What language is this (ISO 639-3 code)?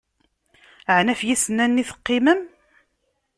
kab